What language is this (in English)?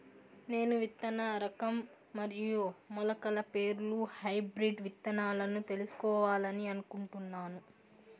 Telugu